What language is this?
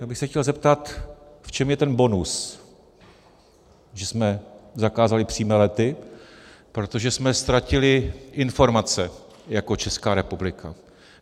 Czech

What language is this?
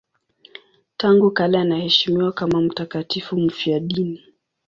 Swahili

